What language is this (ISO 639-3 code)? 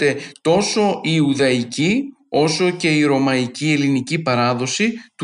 ell